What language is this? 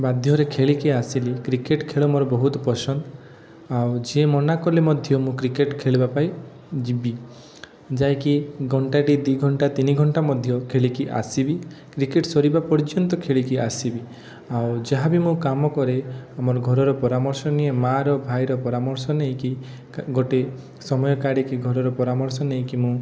Odia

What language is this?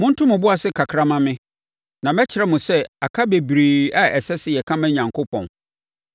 Akan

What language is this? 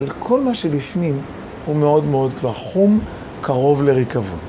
Hebrew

